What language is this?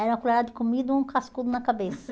Portuguese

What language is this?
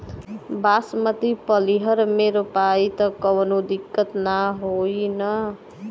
Bhojpuri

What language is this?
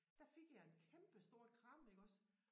Danish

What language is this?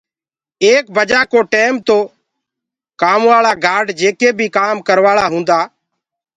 Gurgula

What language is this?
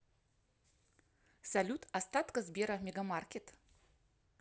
Russian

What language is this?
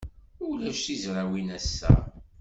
Kabyle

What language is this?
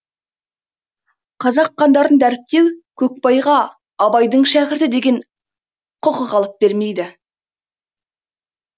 Kazakh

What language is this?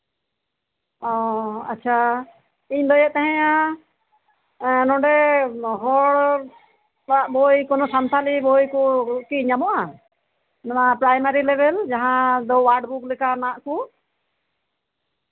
Santali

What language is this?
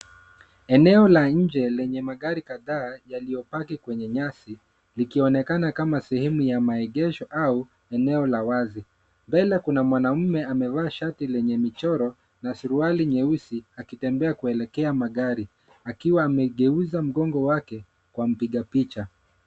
Swahili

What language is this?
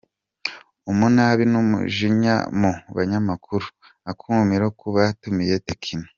Kinyarwanda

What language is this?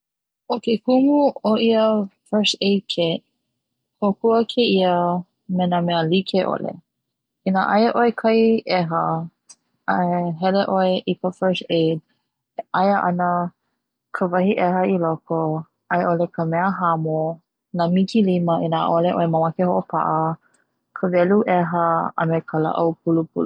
Hawaiian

